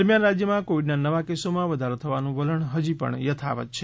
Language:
Gujarati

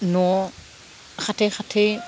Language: Bodo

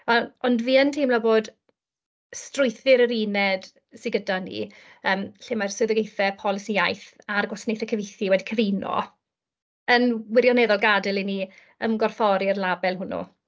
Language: Welsh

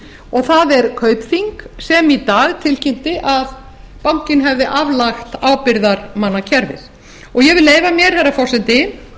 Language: Icelandic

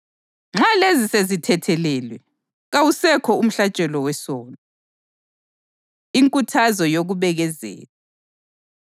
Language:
North Ndebele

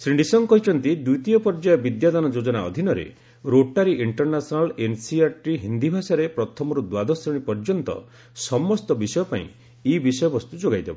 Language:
Odia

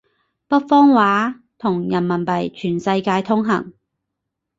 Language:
Cantonese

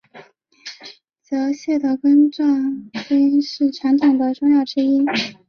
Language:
Chinese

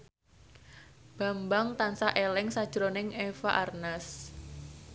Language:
Javanese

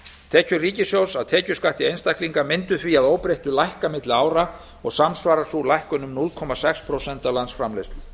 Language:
Icelandic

